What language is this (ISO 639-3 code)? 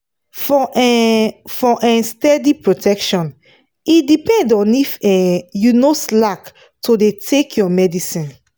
pcm